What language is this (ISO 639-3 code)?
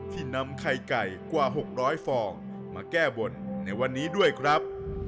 tha